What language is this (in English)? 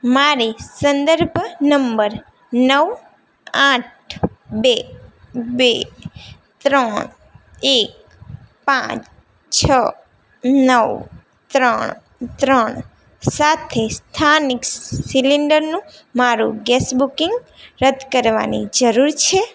Gujarati